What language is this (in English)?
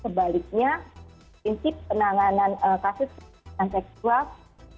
Indonesian